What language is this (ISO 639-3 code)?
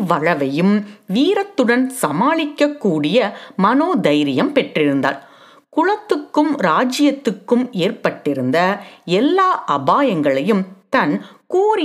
tam